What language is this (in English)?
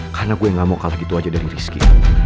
Indonesian